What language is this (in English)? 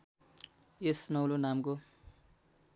Nepali